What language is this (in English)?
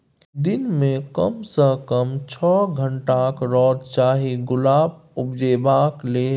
Maithili